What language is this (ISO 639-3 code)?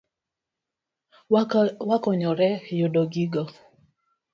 luo